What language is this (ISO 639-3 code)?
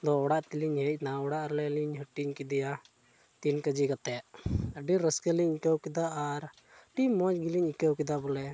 sat